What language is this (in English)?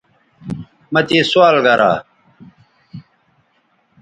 Bateri